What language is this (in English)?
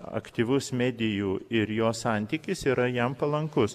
Lithuanian